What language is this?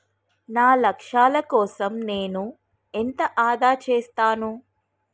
Telugu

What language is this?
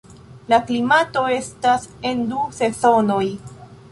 Esperanto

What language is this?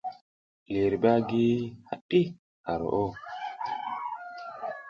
South Giziga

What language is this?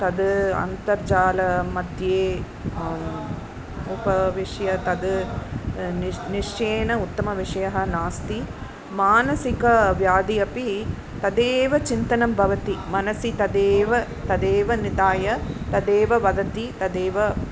Sanskrit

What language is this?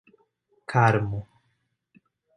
Portuguese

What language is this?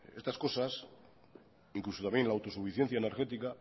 Spanish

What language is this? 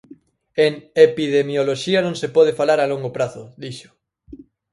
Galician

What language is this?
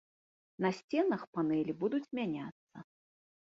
Belarusian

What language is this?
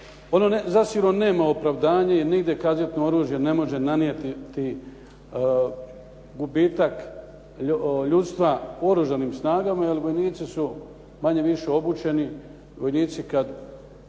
Croatian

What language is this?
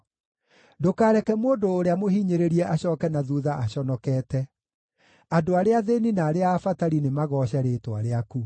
Kikuyu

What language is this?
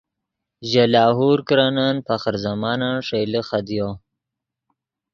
Yidgha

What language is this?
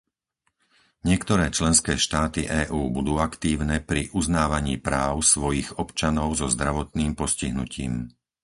Slovak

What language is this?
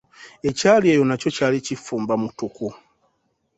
Ganda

